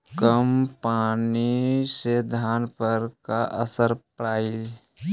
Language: Magahi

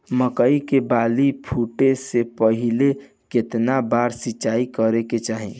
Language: Bhojpuri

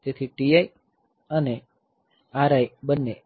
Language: Gujarati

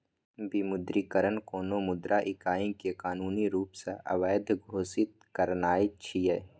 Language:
Maithili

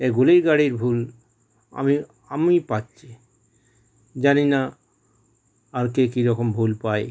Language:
Bangla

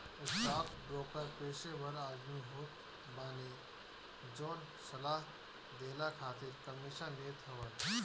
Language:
Bhojpuri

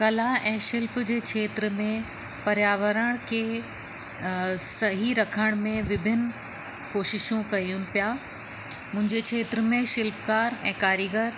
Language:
Sindhi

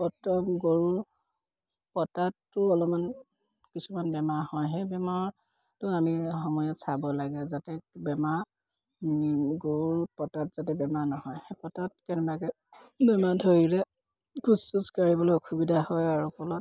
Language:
Assamese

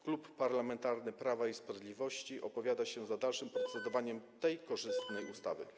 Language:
Polish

